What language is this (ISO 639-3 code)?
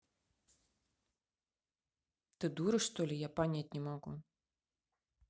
rus